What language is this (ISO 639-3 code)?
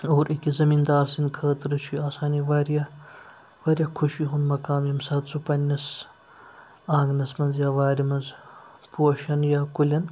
kas